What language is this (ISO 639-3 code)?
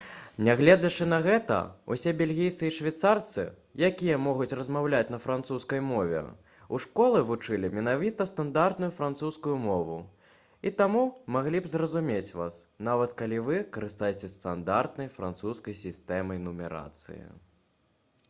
bel